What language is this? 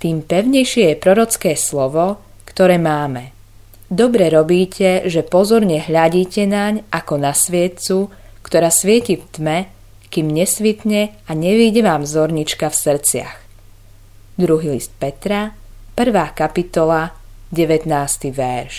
Slovak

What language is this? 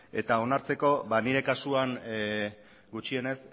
Basque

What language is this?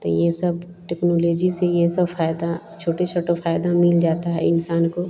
Hindi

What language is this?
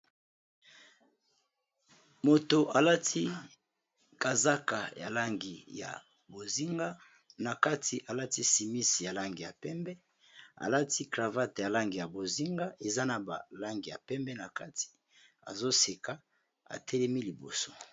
Lingala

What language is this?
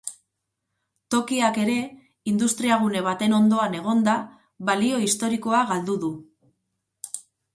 Basque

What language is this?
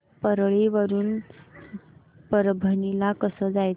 Marathi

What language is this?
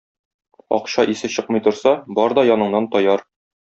Tatar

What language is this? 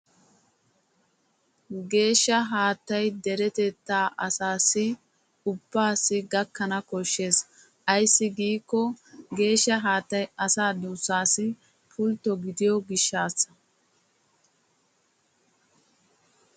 Wolaytta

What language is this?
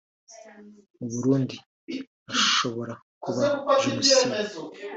Kinyarwanda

